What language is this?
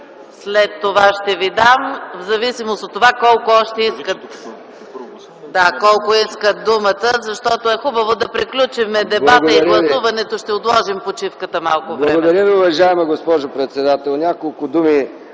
Bulgarian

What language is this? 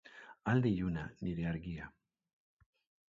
Basque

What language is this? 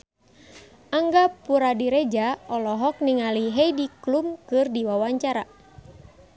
Sundanese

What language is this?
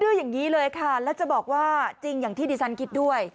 Thai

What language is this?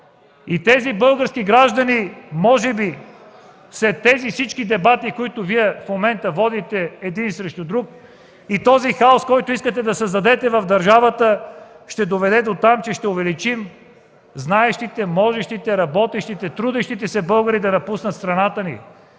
Bulgarian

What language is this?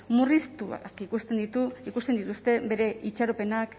Basque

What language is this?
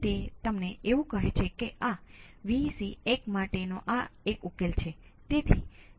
Gujarati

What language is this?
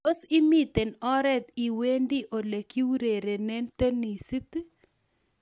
Kalenjin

